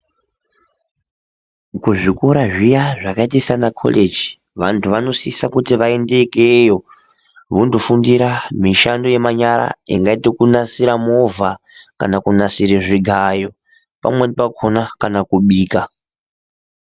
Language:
Ndau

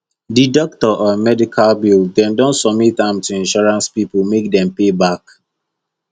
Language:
Nigerian Pidgin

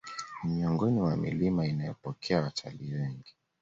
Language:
Swahili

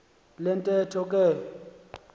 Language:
Xhosa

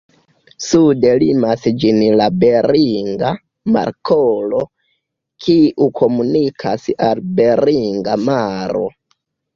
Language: Esperanto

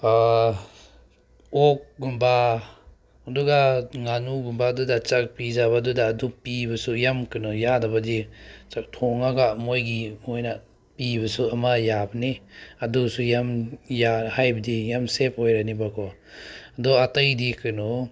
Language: Manipuri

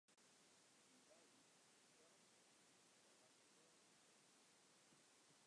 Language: Western Frisian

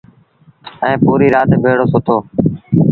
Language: Sindhi Bhil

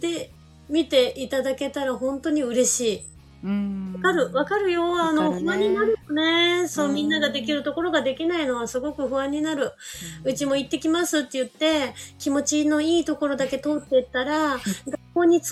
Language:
Japanese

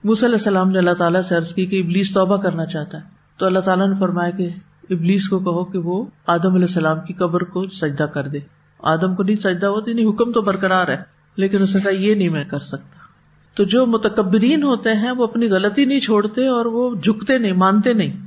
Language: Urdu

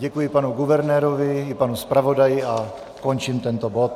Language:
Czech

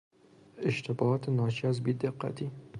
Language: Persian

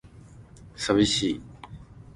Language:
Japanese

